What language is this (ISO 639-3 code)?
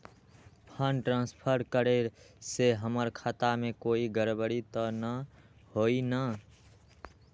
mag